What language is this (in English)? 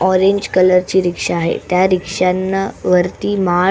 Marathi